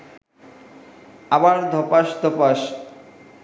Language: Bangla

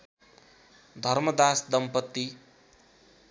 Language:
Nepali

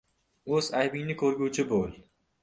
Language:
Uzbek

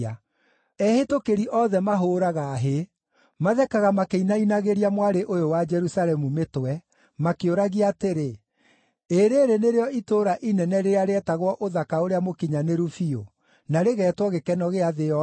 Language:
Kikuyu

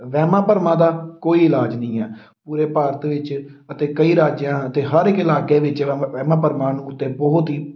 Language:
Punjabi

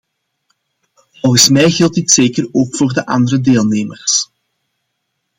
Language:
Dutch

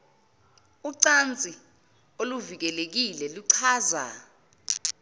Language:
Zulu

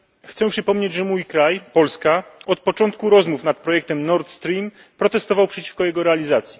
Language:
Polish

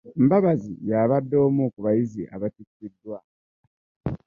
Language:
Ganda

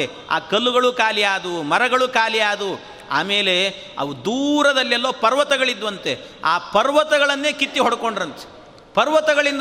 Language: Kannada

